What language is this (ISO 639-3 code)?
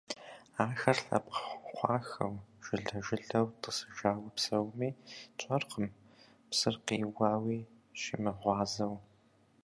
kbd